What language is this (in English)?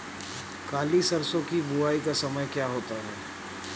Hindi